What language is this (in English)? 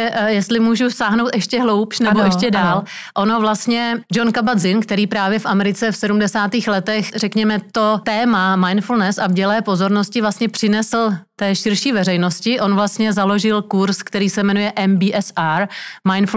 Czech